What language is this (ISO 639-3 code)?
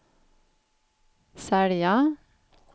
swe